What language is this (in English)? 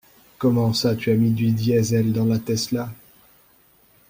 French